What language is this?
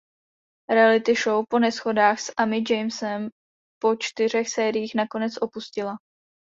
Czech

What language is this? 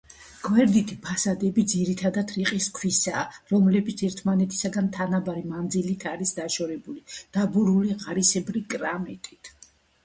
Georgian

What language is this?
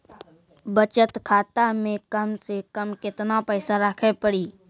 Maithili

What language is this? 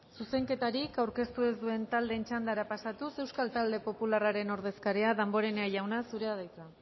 Basque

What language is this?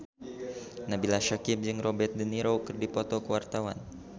Sundanese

